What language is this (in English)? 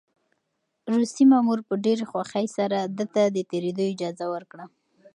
Pashto